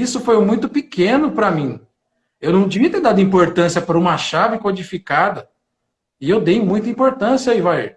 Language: Portuguese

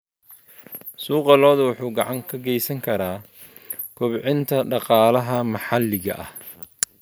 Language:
Somali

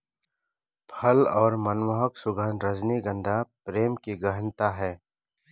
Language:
Hindi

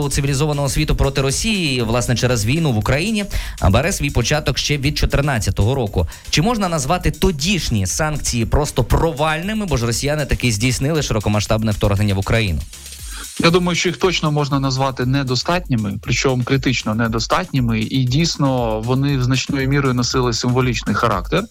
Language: Ukrainian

